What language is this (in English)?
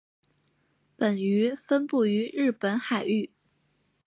Chinese